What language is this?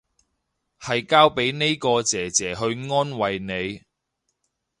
Cantonese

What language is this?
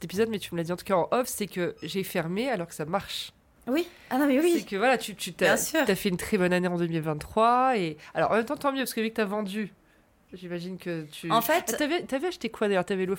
French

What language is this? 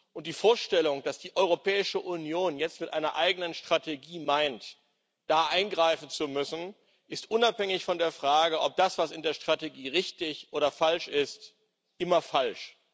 German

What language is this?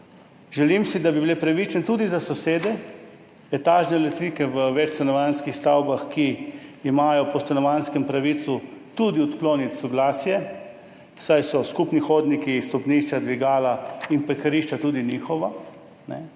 Slovenian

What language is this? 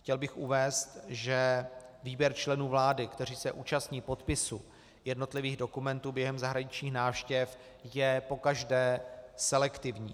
Czech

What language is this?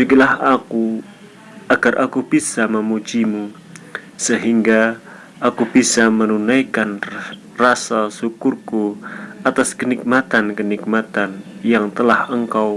Indonesian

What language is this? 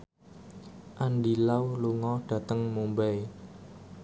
Javanese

